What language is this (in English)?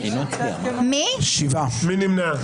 Hebrew